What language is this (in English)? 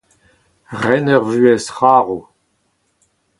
Breton